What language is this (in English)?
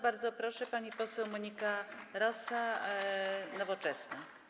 Polish